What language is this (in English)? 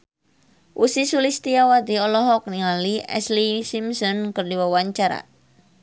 Sundanese